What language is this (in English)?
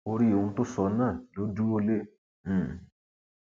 Yoruba